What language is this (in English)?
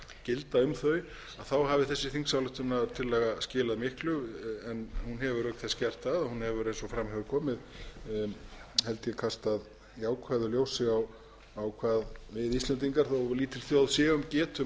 Icelandic